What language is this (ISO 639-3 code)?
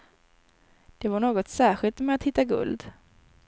swe